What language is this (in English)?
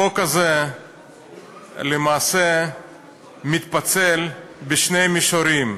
Hebrew